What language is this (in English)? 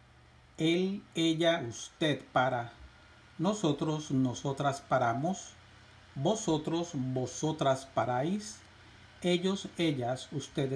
Spanish